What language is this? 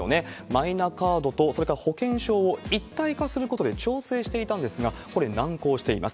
Japanese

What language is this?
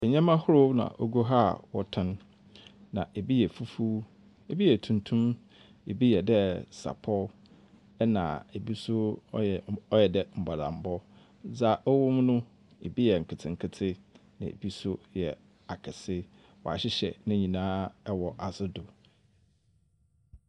Akan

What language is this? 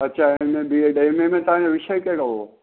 Sindhi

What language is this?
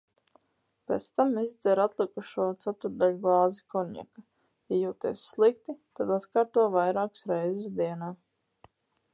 Latvian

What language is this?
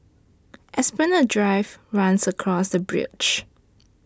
English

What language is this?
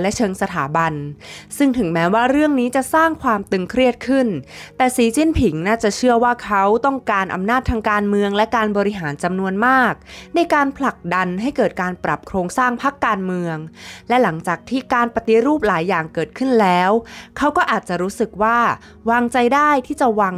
Thai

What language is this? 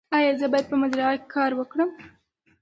Pashto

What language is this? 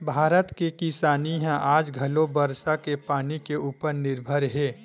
Chhattisgarhi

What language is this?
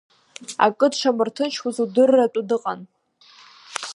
Abkhazian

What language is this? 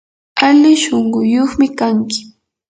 Yanahuanca Pasco Quechua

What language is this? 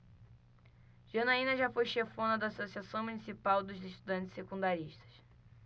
Portuguese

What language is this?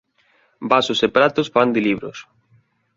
Galician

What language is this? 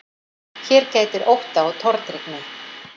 Icelandic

